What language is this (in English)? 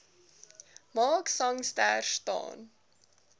Afrikaans